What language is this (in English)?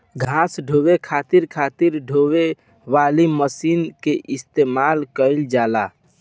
Bhojpuri